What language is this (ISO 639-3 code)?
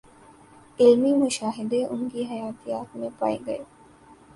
urd